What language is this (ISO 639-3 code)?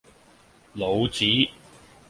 yue